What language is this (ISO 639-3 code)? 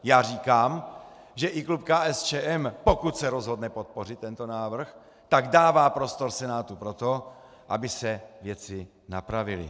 ces